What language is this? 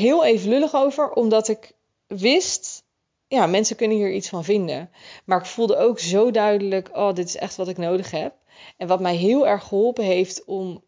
Dutch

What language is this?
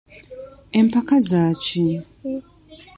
Ganda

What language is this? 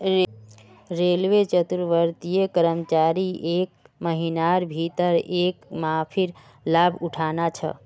Magahi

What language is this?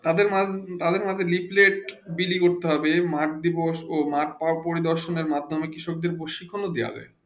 Bangla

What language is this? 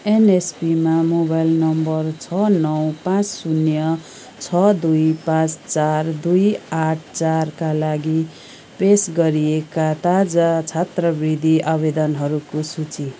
Nepali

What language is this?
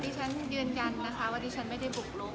Thai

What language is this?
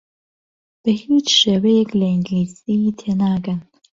Central Kurdish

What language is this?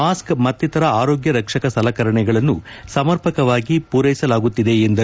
Kannada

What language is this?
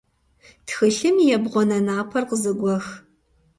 Kabardian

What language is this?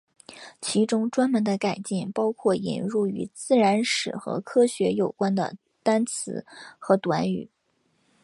Chinese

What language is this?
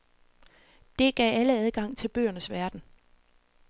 Danish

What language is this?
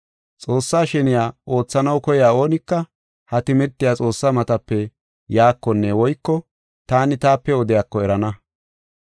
Gofa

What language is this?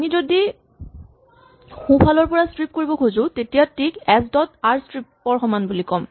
Assamese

